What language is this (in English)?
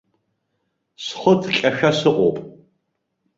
Abkhazian